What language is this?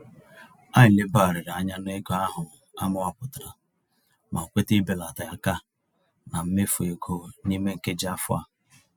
Igbo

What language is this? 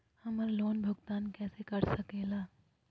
Magahi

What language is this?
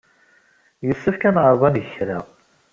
Kabyle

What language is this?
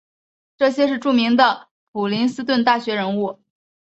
Chinese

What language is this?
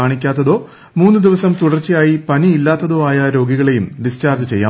Malayalam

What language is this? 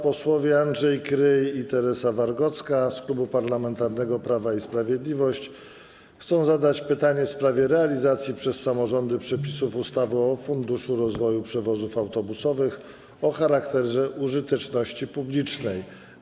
Polish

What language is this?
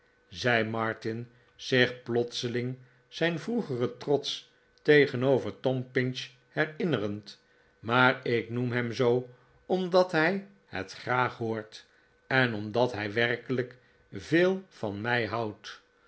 Dutch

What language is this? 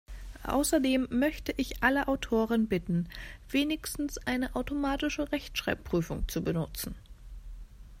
German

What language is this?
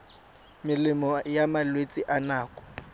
Tswana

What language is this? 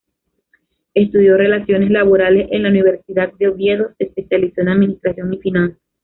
Spanish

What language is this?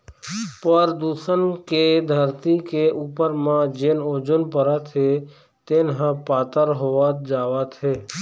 Chhattisgarhi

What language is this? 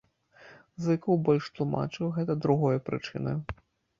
Belarusian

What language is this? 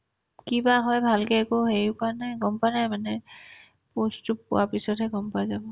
Assamese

